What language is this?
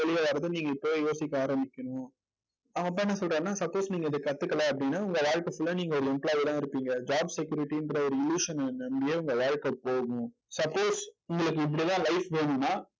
Tamil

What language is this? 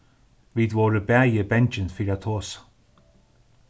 Faroese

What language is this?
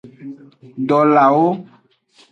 Aja (Benin)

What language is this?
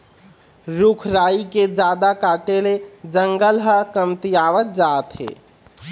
Chhattisgarhi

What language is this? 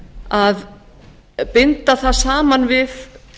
Icelandic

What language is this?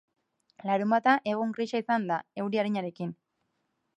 Basque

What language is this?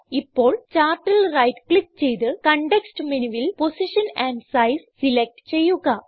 Malayalam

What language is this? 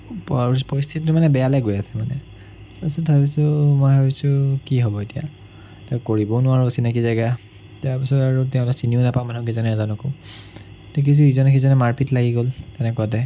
Assamese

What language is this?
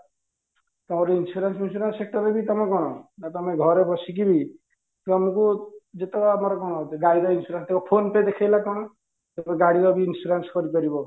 Odia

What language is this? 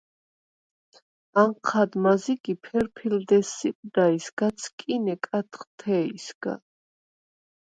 Svan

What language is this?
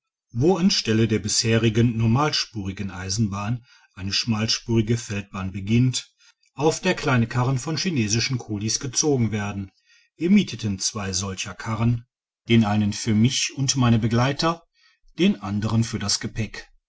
German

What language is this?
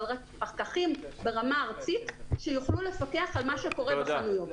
Hebrew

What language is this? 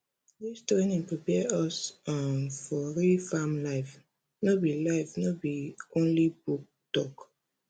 Nigerian Pidgin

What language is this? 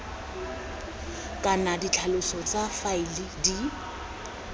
Tswana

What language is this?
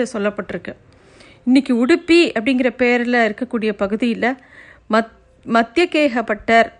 Tamil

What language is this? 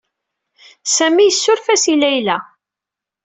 Kabyle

